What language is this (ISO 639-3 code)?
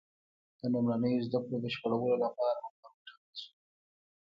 pus